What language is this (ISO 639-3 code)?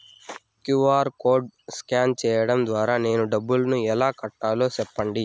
tel